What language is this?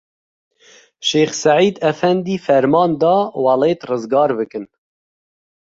Kurdish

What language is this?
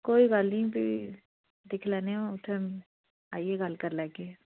Dogri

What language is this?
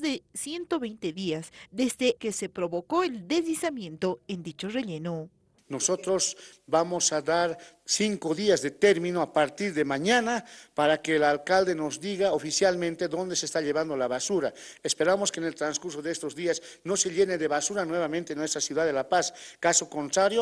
Spanish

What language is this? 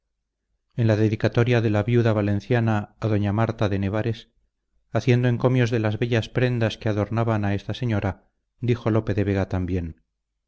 Spanish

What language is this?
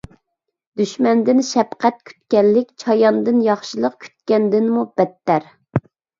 Uyghur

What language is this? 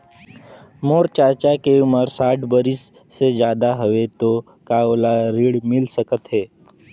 Chhattisgarhi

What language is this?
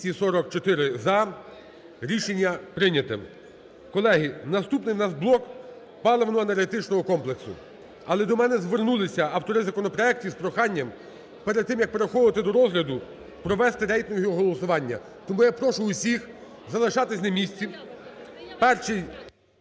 Ukrainian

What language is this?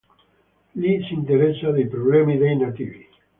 Italian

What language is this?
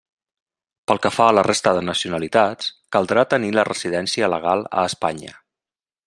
Catalan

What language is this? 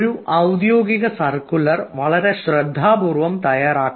Malayalam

